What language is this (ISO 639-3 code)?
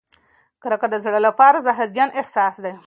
pus